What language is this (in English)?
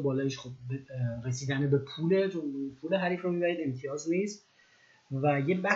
Persian